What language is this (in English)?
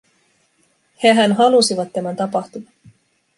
Finnish